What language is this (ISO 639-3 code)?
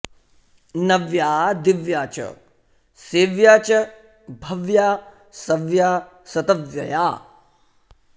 san